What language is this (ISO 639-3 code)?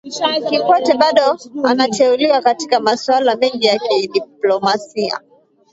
swa